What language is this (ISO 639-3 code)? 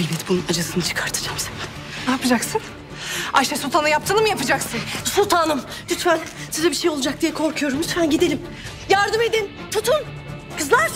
tur